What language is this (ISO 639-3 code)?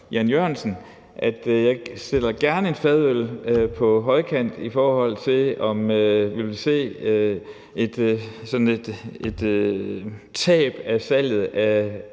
dan